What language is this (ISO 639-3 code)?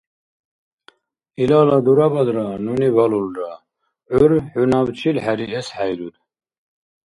dar